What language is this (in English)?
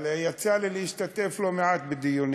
Hebrew